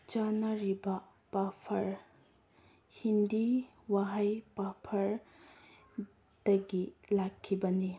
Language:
Manipuri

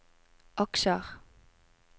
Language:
Norwegian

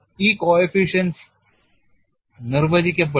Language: Malayalam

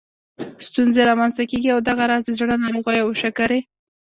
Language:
Pashto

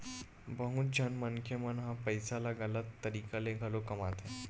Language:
Chhattisgarhi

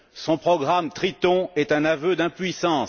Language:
French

